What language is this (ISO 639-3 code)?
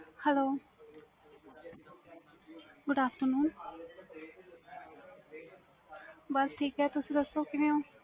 pan